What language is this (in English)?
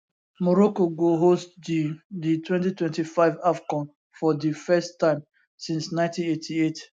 Nigerian Pidgin